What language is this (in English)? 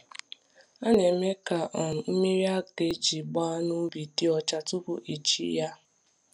Igbo